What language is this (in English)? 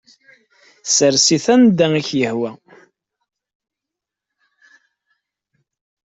Kabyle